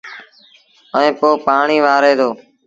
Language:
Sindhi Bhil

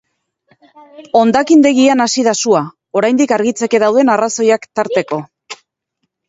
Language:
Basque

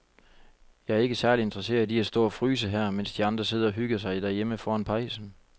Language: Danish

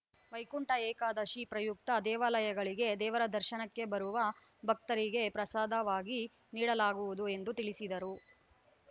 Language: Kannada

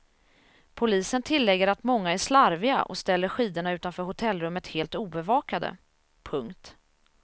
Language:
Swedish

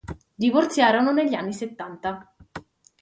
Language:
Italian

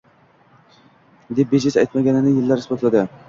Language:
Uzbek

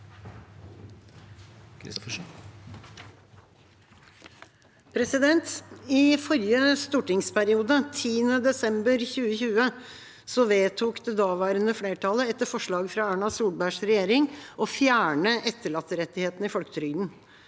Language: Norwegian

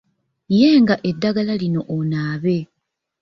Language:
Ganda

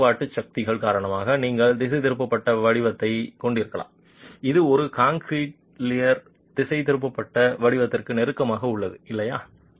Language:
Tamil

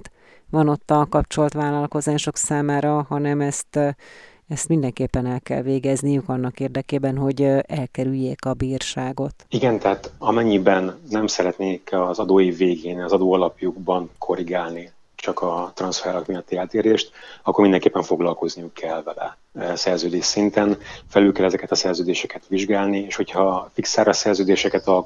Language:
Hungarian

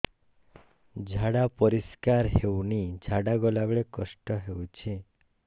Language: Odia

